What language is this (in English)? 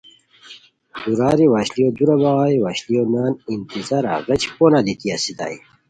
Khowar